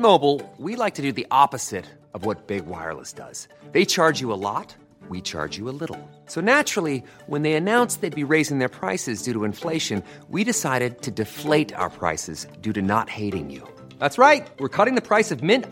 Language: Filipino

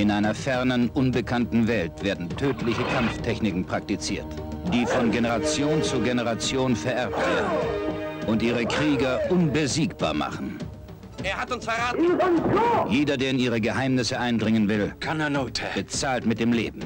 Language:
German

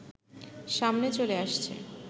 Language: Bangla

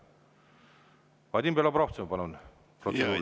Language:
Estonian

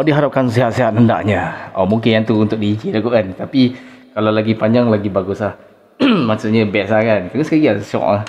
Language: Malay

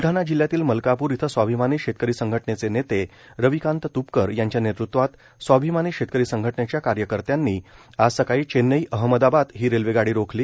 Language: Marathi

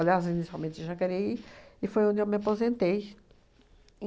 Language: Portuguese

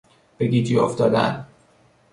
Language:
Persian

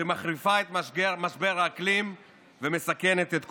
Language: Hebrew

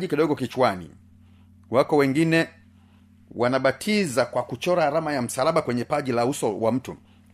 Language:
Swahili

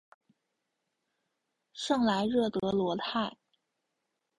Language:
Chinese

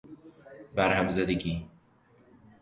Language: Persian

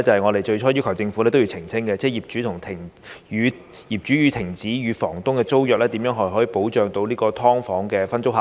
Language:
Cantonese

